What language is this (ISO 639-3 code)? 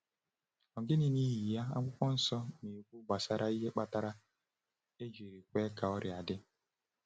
ibo